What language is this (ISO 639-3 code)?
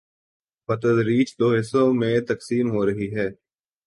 urd